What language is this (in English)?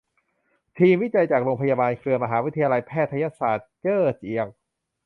Thai